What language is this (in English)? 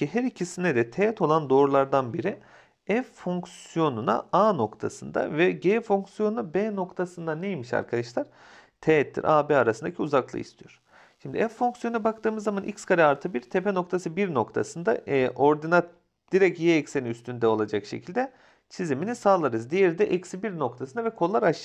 Turkish